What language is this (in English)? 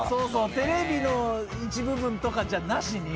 Japanese